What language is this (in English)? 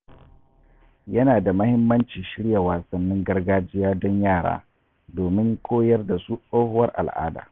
Hausa